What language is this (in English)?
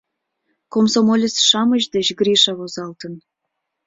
Mari